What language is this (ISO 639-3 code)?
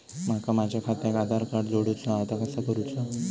mar